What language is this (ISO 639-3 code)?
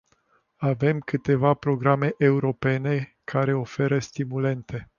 ron